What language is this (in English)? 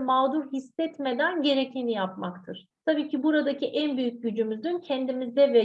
Turkish